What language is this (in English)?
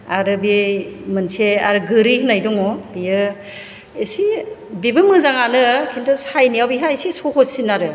Bodo